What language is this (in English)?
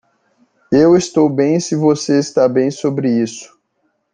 Portuguese